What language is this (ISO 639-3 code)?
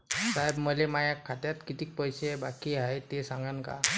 mar